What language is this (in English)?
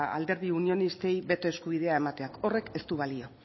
Basque